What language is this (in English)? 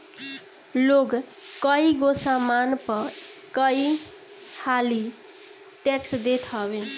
Bhojpuri